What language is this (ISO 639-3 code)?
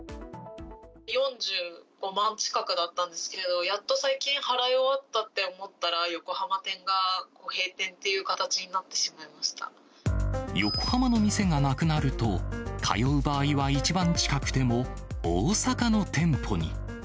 jpn